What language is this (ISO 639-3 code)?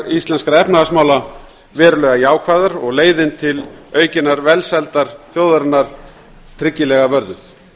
isl